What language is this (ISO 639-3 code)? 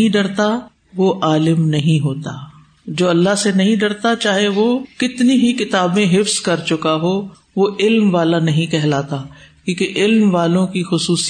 urd